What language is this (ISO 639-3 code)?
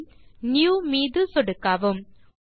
tam